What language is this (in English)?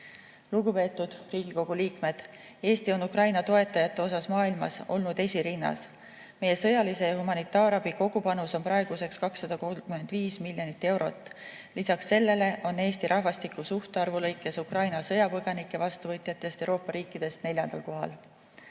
Estonian